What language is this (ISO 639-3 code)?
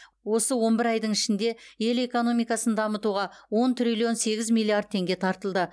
kaz